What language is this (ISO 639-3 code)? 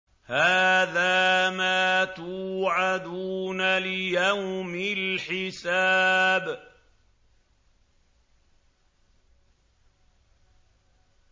ara